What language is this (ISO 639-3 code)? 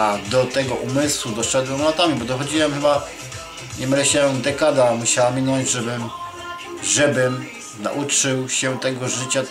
pol